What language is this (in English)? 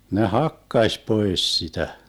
Finnish